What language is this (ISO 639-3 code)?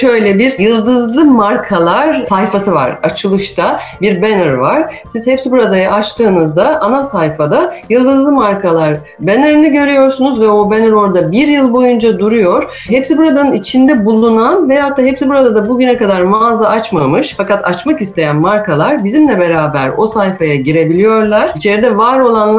tur